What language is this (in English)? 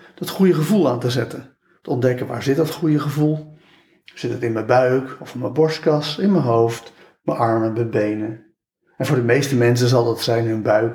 Dutch